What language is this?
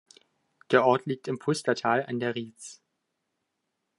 German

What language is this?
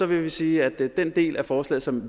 Danish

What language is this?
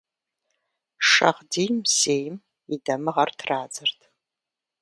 Kabardian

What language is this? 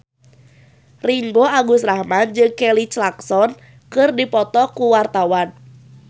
Sundanese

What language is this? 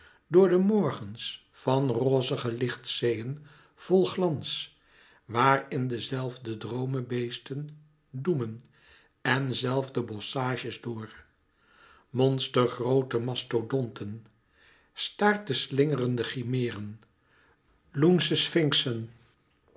Dutch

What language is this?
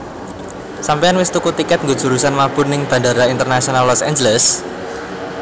Javanese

